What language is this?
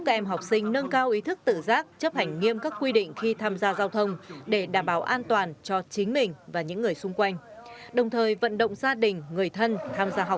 Vietnamese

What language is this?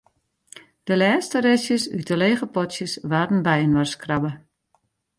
Western Frisian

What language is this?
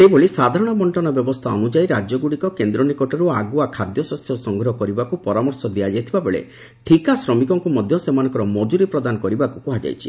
Odia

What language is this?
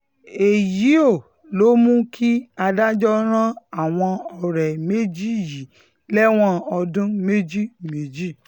Yoruba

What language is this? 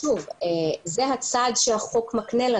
Hebrew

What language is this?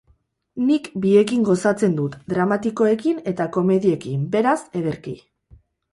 Basque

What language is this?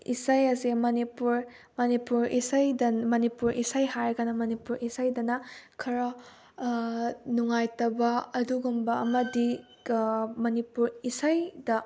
Manipuri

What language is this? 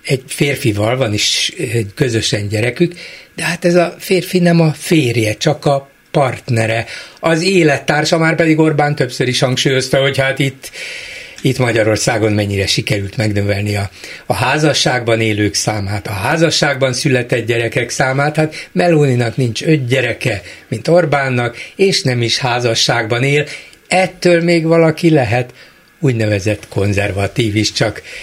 Hungarian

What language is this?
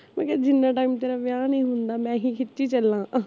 Punjabi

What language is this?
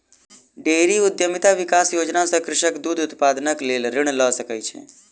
Maithili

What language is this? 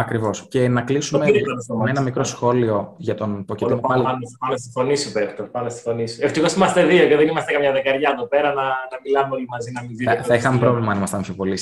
Greek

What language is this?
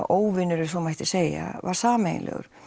Icelandic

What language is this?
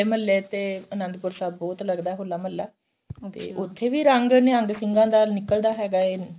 Punjabi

